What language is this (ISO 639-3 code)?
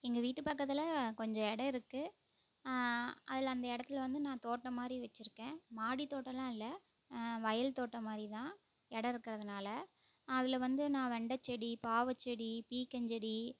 tam